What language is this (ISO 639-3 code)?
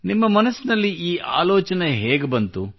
kan